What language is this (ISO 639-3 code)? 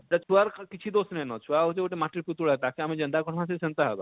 ori